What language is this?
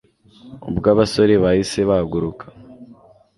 Kinyarwanda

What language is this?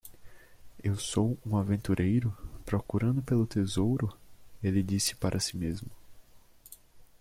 Portuguese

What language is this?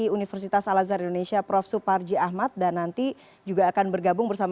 Indonesian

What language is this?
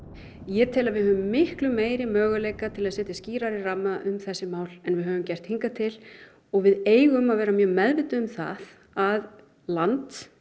Icelandic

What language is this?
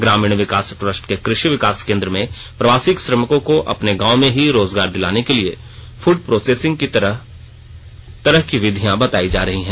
Hindi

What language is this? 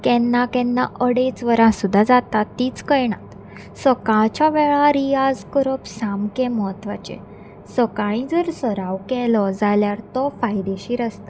Konkani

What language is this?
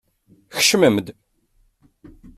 Kabyle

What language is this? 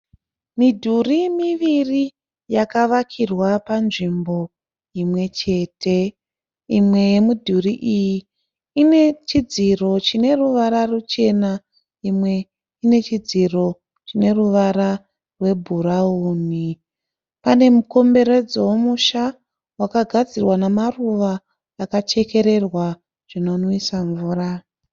Shona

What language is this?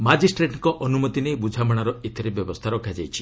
Odia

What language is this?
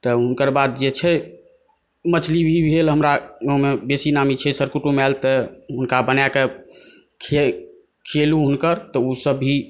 Maithili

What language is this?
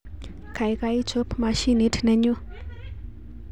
Kalenjin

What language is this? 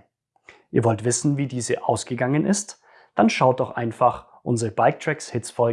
German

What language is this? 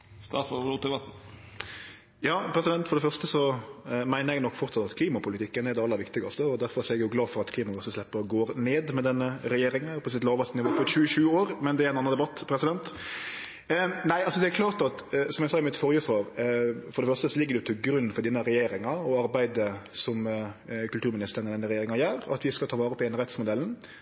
Norwegian Nynorsk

